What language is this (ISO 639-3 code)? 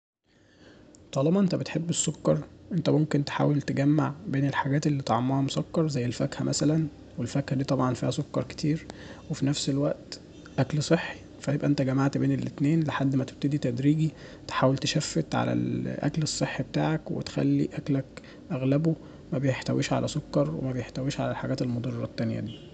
arz